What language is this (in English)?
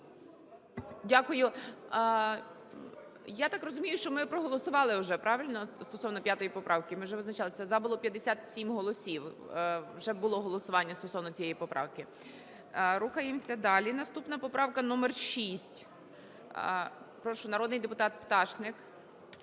Ukrainian